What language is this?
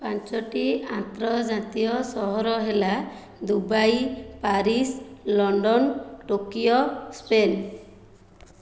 Odia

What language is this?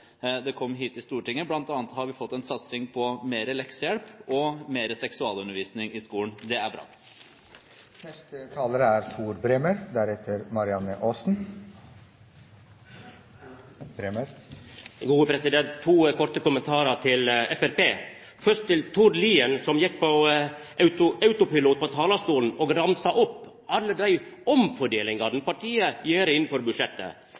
Norwegian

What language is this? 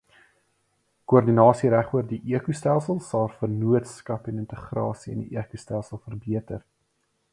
Afrikaans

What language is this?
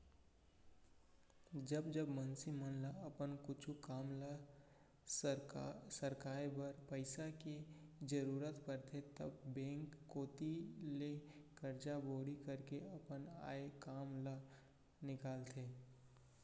Chhattisgarhi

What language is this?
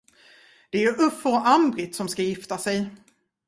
Swedish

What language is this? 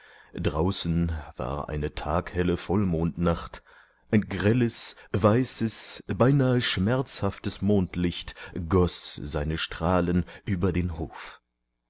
German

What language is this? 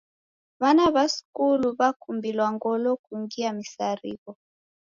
Taita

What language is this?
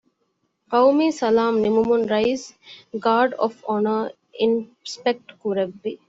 Divehi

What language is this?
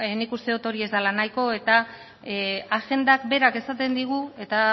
Basque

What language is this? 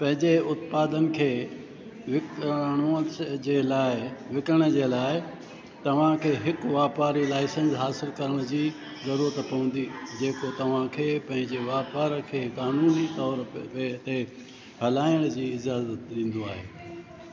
Sindhi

